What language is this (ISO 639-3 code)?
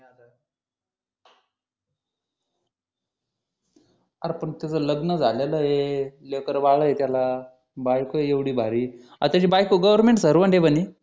mar